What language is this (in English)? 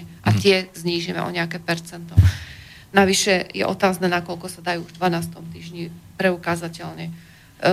Slovak